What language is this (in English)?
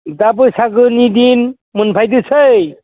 Bodo